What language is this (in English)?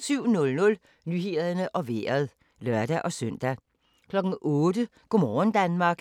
Danish